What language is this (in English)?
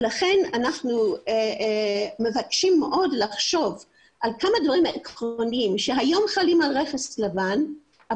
Hebrew